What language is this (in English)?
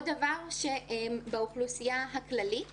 Hebrew